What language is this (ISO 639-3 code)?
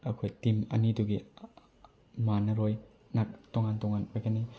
mni